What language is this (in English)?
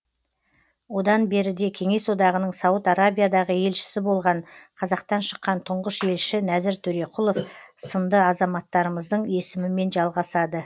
Kazakh